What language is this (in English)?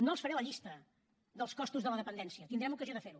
Catalan